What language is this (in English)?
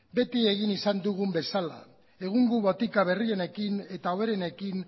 Basque